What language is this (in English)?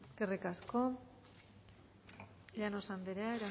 Basque